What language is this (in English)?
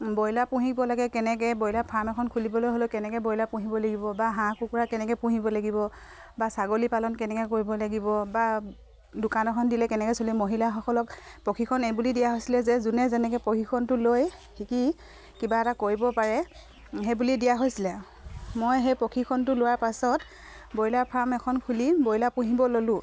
Assamese